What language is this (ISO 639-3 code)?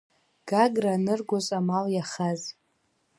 abk